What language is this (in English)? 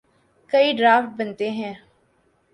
Urdu